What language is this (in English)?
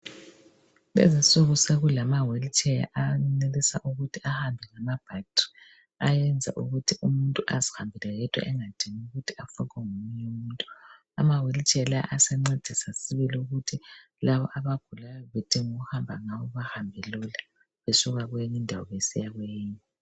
North Ndebele